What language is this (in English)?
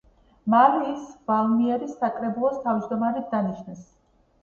Georgian